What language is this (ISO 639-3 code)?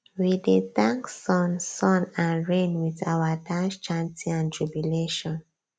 pcm